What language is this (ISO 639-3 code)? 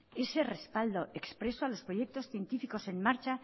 spa